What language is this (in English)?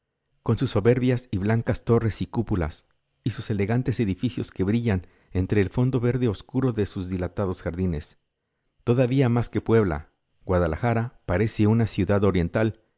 Spanish